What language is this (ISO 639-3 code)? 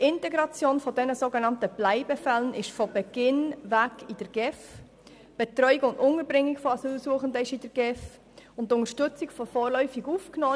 gsw